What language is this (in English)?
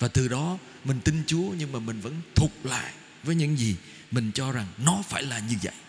Vietnamese